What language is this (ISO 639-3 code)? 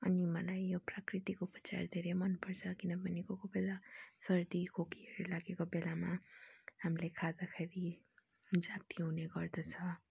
nep